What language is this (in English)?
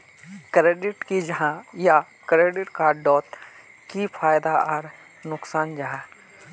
Magahi